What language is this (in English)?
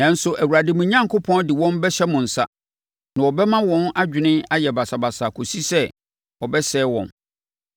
Akan